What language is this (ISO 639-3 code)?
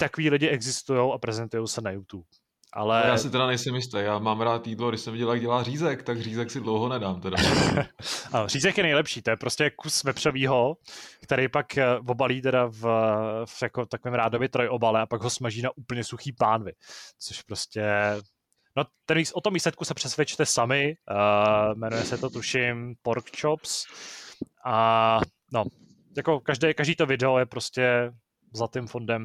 ces